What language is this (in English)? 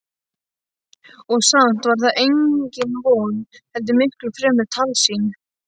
Icelandic